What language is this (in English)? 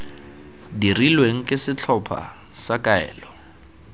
Tswana